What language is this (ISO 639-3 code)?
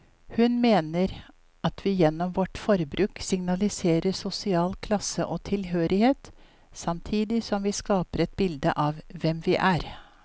nor